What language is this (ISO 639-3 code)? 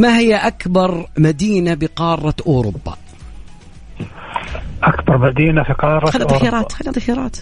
ara